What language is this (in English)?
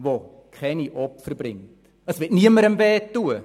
Swiss German